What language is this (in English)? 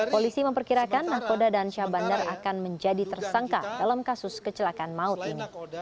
Indonesian